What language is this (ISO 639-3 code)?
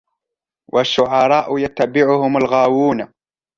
ara